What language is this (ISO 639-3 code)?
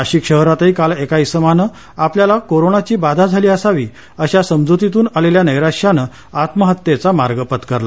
mar